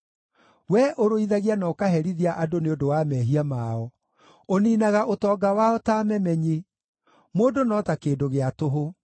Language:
Kikuyu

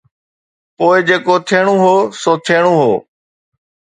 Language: Sindhi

